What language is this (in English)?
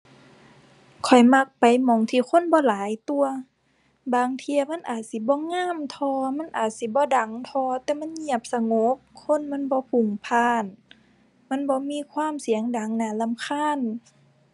Thai